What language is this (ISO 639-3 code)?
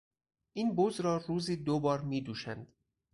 fas